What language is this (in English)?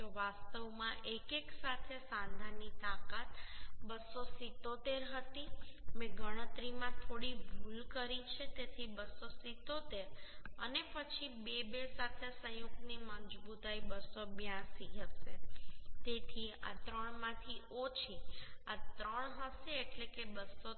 Gujarati